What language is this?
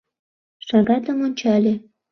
Mari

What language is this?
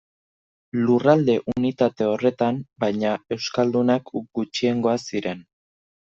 Basque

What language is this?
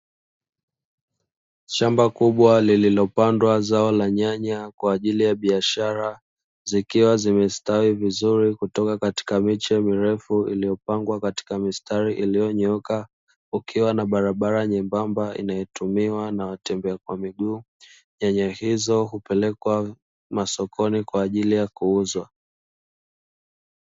Swahili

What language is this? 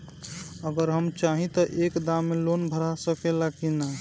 Bhojpuri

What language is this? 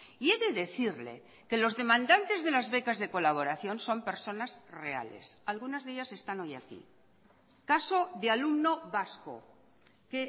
Spanish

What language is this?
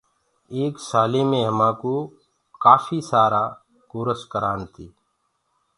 Gurgula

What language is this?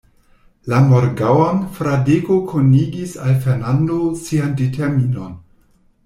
Esperanto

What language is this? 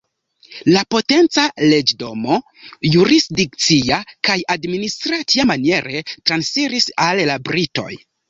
Esperanto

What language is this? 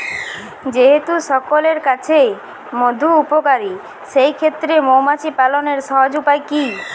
Bangla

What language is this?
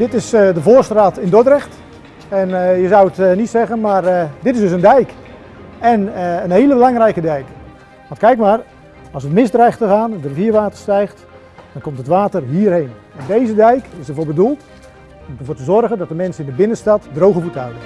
Dutch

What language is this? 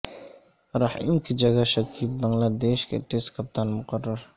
Urdu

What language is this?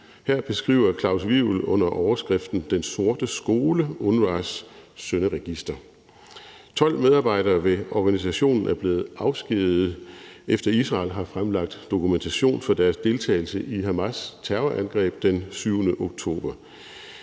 Danish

